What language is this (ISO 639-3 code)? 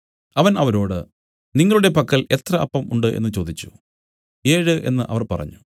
mal